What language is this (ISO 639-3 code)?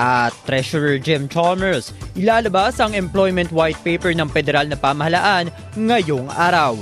fil